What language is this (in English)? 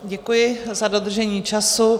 Czech